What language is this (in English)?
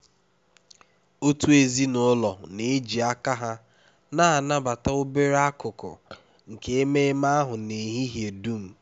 Igbo